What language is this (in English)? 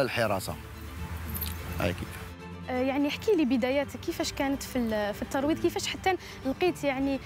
Arabic